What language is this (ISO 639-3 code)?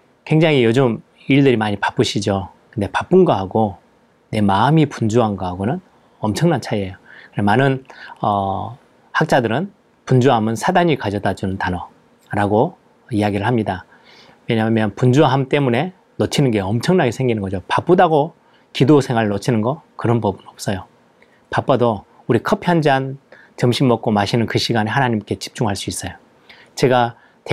kor